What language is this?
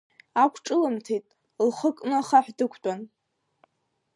Abkhazian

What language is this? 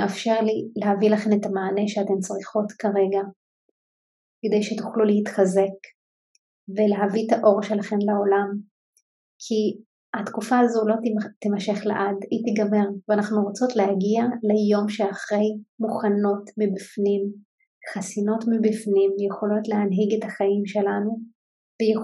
Hebrew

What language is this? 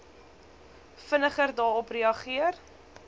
Afrikaans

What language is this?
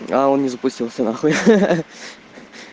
Russian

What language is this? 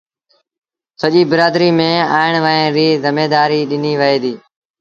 Sindhi Bhil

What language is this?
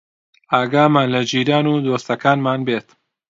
Central Kurdish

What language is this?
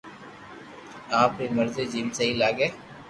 Loarki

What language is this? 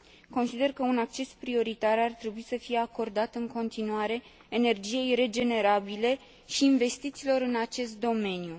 Romanian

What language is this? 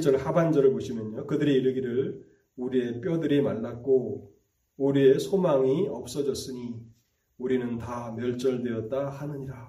Korean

